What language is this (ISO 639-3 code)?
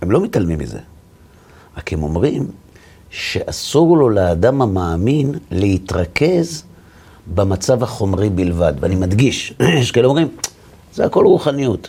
heb